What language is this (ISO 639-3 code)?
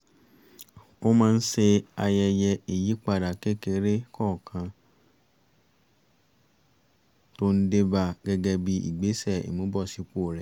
yor